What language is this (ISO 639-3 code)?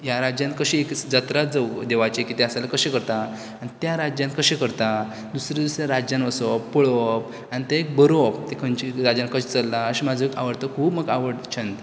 kok